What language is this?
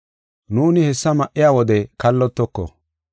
Gofa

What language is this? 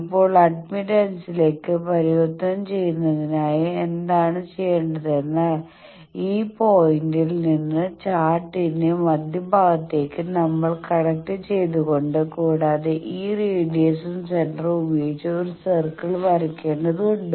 Malayalam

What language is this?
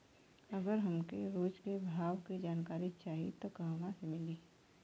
Bhojpuri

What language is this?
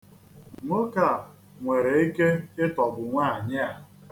Igbo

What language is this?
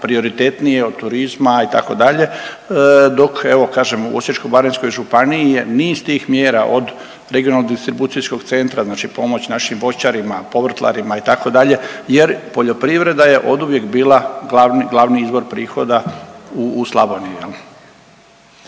Croatian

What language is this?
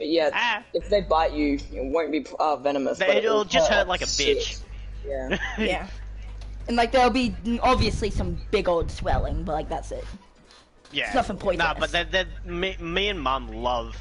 English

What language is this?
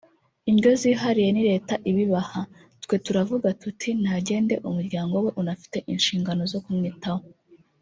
Kinyarwanda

